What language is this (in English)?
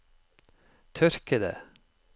Norwegian